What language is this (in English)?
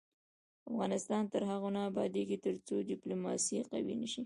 Pashto